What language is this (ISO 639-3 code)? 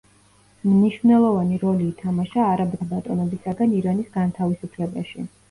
kat